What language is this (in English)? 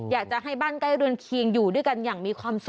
Thai